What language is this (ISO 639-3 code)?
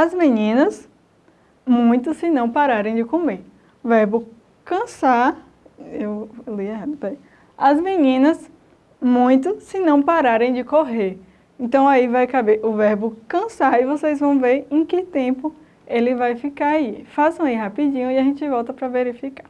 por